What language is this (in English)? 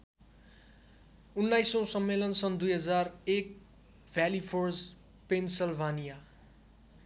Nepali